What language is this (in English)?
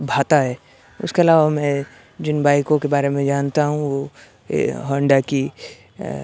Urdu